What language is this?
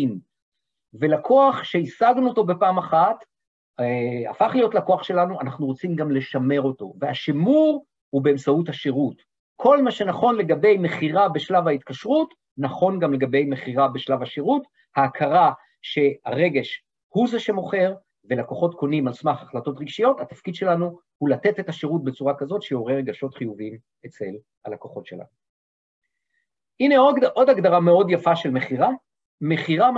Hebrew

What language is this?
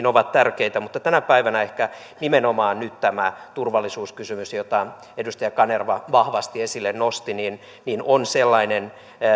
Finnish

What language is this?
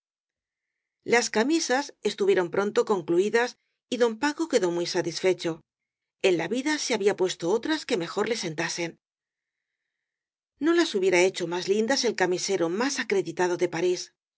Spanish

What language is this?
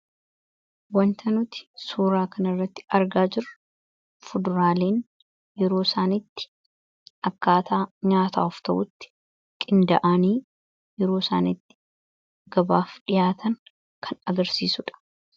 Oromo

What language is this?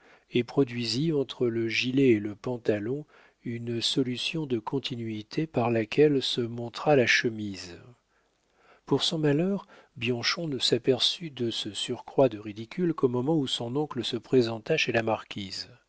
French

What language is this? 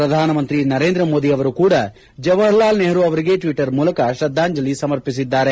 Kannada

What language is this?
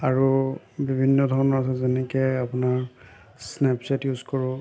Assamese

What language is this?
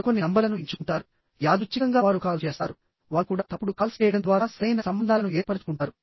Telugu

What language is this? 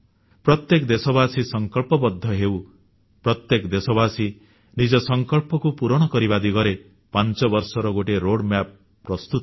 Odia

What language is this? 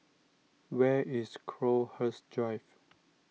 English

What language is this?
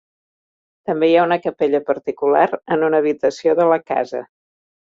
Catalan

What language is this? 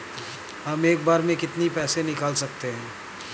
Hindi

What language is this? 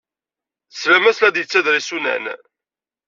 Kabyle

